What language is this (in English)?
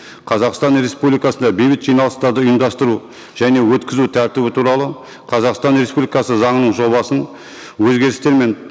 Kazakh